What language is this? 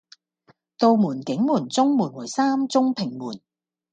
Cantonese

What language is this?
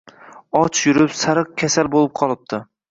Uzbek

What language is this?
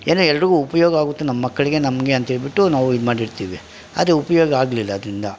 Kannada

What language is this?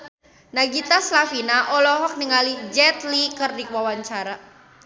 Sundanese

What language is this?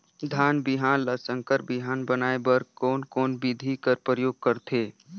Chhattisgarhi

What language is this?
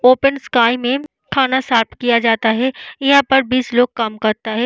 Hindi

